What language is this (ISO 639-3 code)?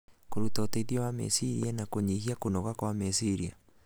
kik